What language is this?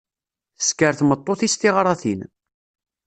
Kabyle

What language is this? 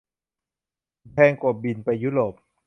Thai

